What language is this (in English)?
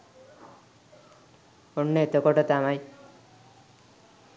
Sinhala